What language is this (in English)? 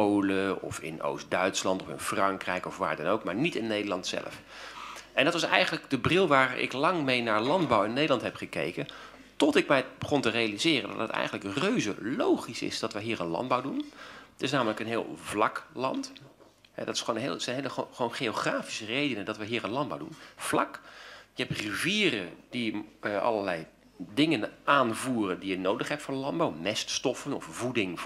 Dutch